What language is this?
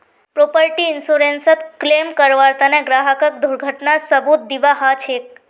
Magahi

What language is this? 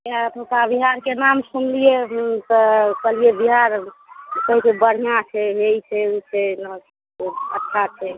Maithili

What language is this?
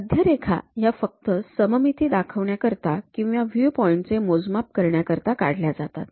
Marathi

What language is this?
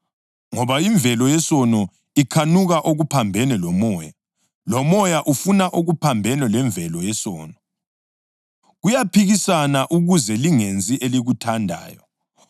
North Ndebele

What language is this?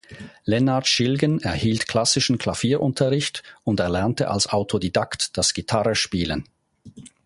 German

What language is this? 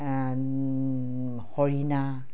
Assamese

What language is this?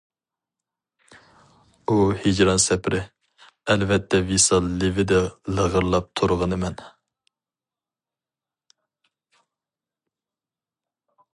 Uyghur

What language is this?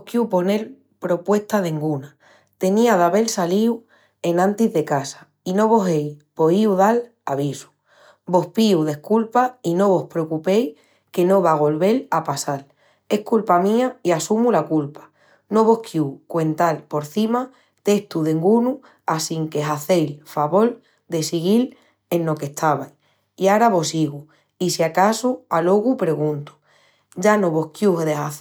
Extremaduran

